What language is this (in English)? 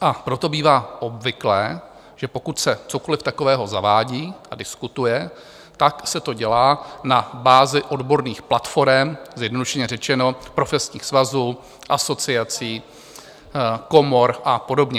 Czech